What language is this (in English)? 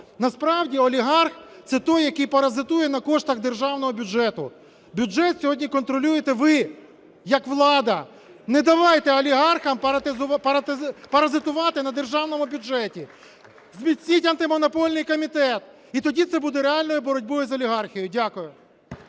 Ukrainian